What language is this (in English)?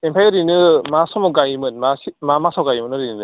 Bodo